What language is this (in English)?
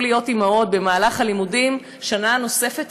Hebrew